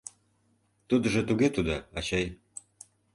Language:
Mari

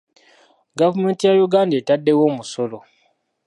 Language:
Ganda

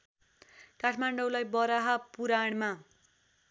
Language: Nepali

